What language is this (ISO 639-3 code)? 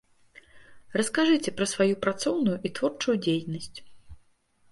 bel